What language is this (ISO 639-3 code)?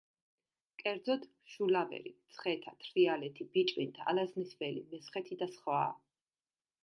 kat